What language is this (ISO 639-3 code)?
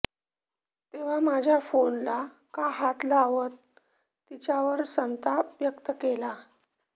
mar